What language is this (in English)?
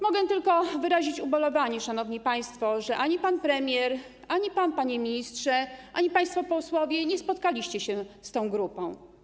Polish